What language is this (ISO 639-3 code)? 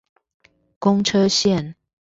zho